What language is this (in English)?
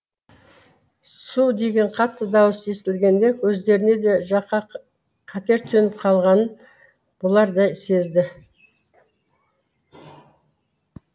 Kazakh